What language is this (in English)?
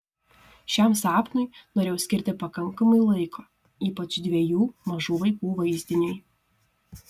Lithuanian